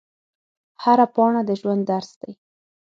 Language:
Pashto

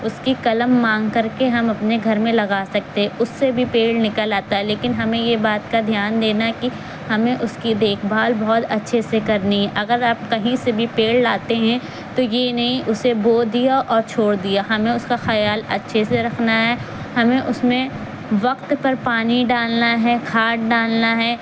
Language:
Urdu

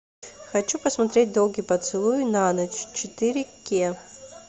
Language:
Russian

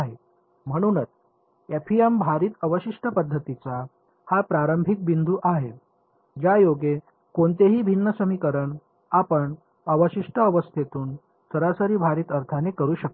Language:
Marathi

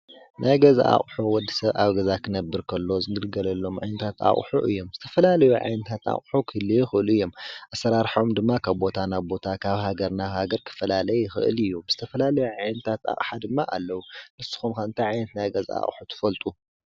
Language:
Tigrinya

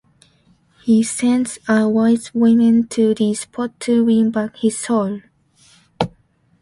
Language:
English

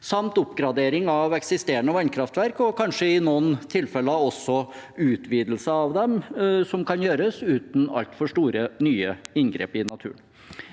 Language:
Norwegian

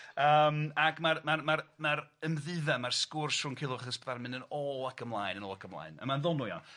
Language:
Welsh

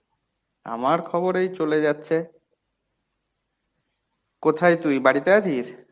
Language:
Bangla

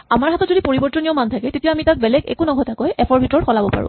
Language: Assamese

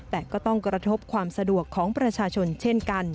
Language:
Thai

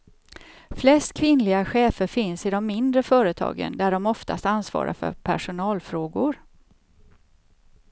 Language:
Swedish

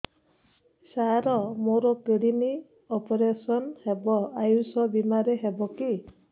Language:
Odia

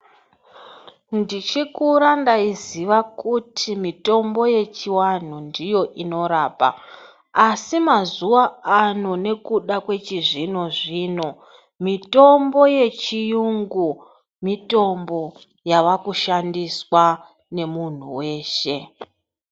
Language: Ndau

